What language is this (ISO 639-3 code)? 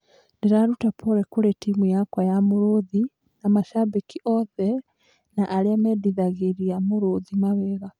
kik